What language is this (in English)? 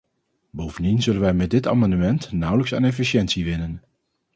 Dutch